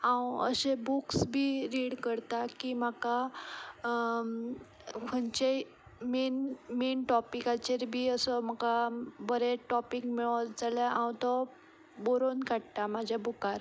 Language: Konkani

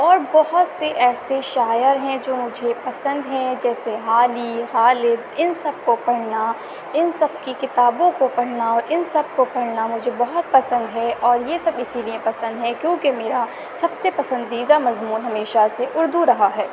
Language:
Urdu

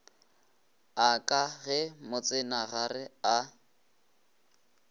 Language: Northern Sotho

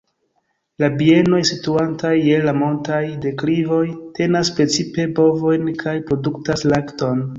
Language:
Esperanto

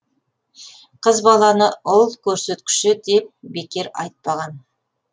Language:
Kazakh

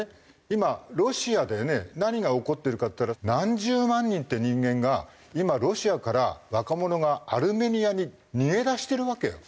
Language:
Japanese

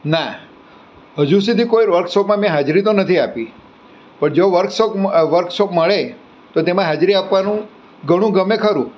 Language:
Gujarati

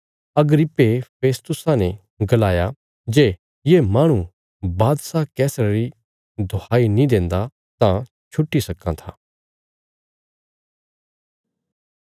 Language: Bilaspuri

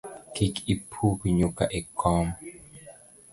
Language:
Luo (Kenya and Tanzania)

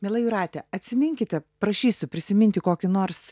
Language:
Lithuanian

